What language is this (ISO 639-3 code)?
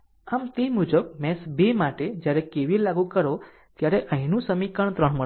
guj